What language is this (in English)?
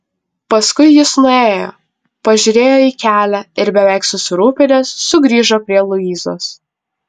Lithuanian